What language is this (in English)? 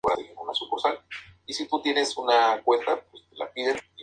Spanish